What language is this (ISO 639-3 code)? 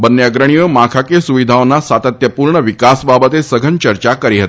guj